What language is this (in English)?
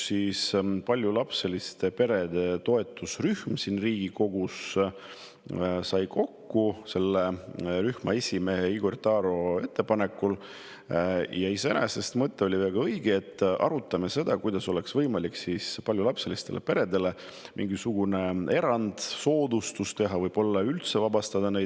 Estonian